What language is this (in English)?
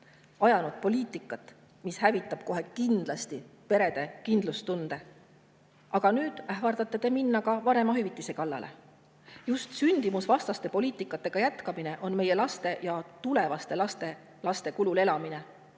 Estonian